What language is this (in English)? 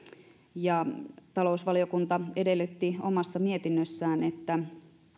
Finnish